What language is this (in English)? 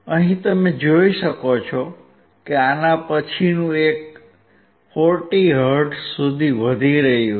Gujarati